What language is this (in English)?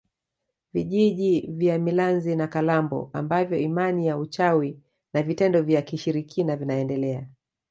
Swahili